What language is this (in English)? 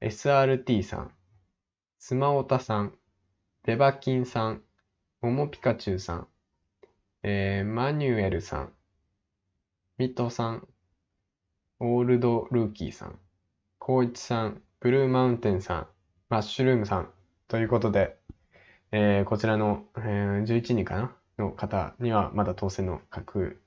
Japanese